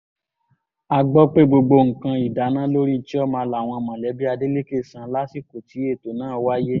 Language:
Yoruba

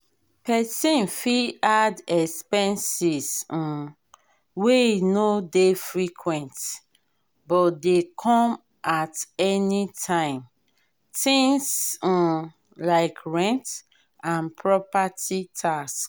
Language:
Nigerian Pidgin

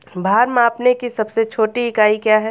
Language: Hindi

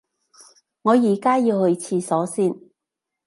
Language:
Cantonese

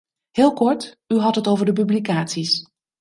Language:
Dutch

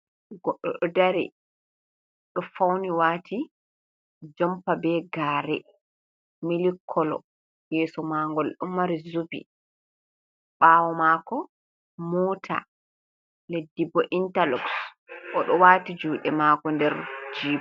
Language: Fula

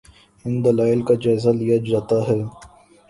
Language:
Urdu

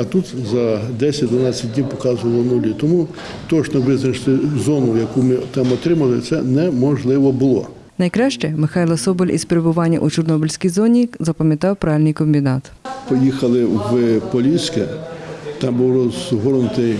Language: Ukrainian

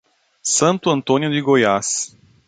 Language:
Portuguese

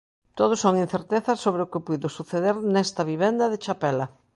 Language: Galician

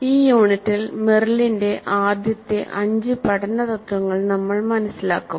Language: Malayalam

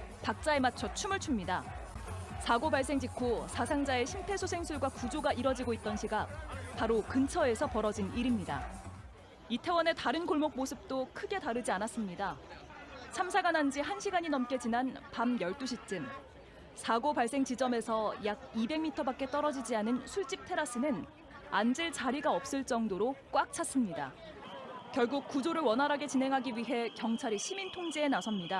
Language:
Korean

